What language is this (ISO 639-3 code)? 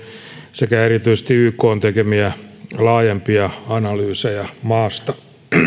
fin